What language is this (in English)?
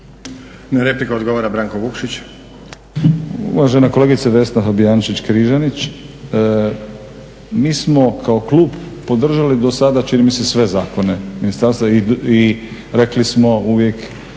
Croatian